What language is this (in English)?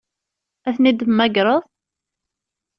Kabyle